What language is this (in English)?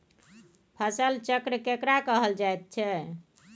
Maithili